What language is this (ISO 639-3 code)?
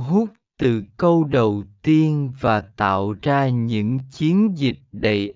vie